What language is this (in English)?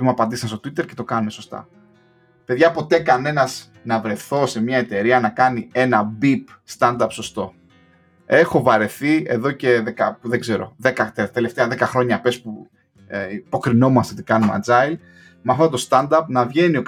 Greek